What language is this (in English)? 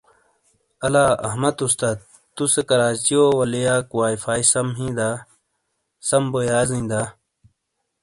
Shina